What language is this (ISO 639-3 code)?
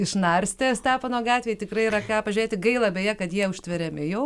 lit